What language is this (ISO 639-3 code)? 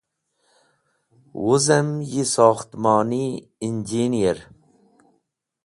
wbl